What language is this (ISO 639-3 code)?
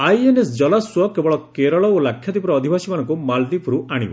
ori